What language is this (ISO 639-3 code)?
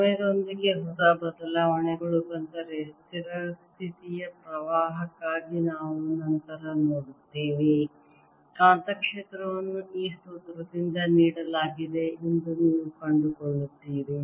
kan